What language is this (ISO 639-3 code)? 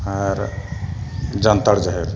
sat